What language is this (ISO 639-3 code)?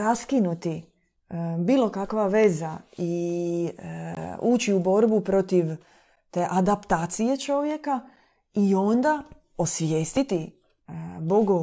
hrv